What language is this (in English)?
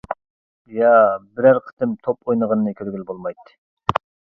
Uyghur